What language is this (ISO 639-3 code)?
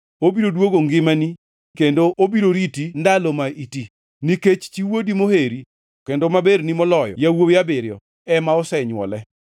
luo